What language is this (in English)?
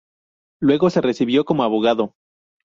Spanish